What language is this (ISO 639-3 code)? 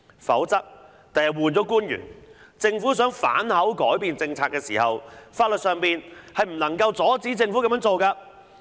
yue